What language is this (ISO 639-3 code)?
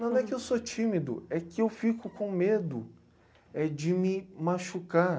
por